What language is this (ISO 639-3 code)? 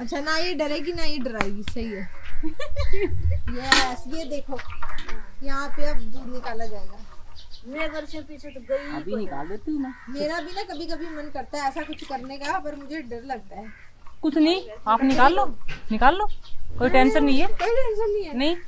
hin